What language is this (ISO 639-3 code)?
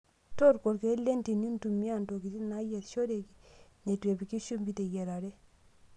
mas